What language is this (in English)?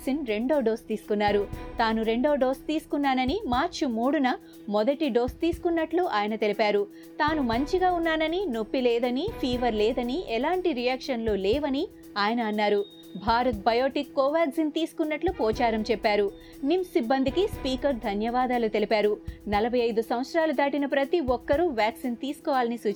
Telugu